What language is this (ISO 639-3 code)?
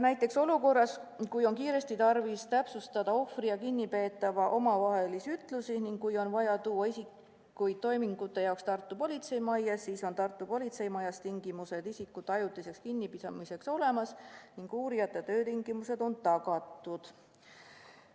est